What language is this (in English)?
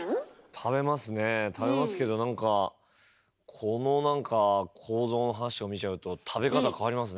Japanese